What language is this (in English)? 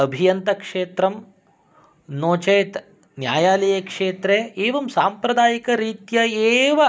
Sanskrit